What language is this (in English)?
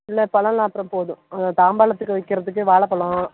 Tamil